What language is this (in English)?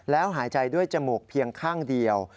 Thai